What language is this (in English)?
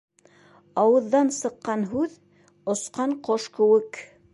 Bashkir